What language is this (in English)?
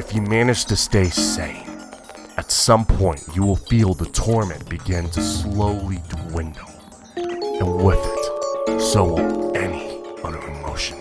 English